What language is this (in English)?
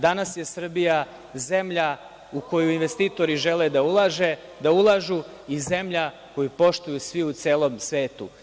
Serbian